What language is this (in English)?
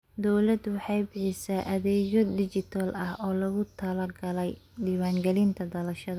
Somali